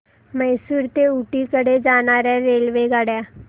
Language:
Marathi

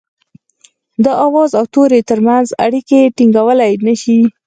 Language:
Pashto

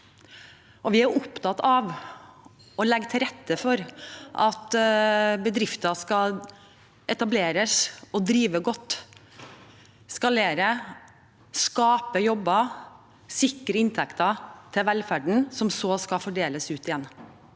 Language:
Norwegian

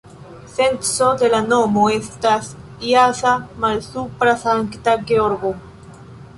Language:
Esperanto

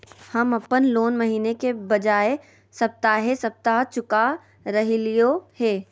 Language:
Magahi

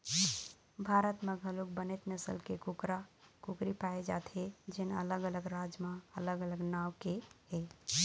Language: Chhattisgarhi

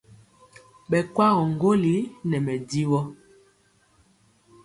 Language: Mpiemo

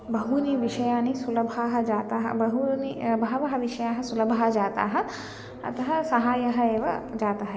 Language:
Sanskrit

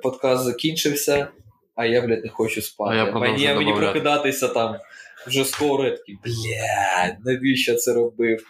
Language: Ukrainian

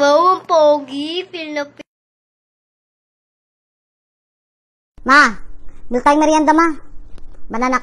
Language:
Filipino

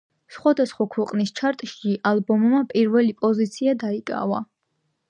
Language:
Georgian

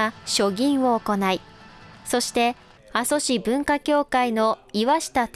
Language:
Japanese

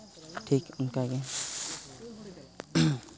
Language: Santali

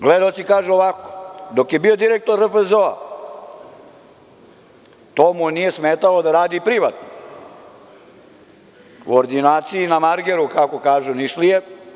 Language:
Serbian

